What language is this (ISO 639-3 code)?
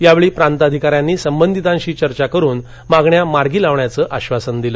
mar